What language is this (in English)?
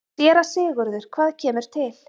Icelandic